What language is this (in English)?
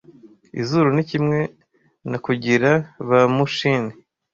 Kinyarwanda